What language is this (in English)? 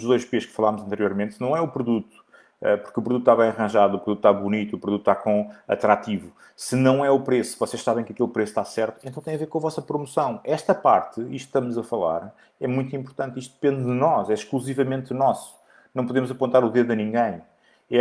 Portuguese